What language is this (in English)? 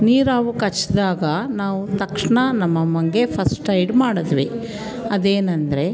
Kannada